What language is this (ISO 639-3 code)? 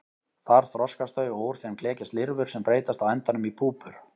isl